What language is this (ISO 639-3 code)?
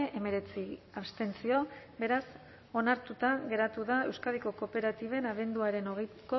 eus